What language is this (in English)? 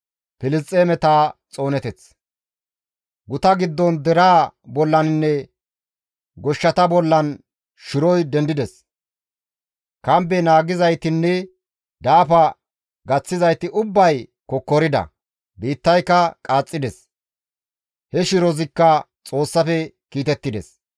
Gamo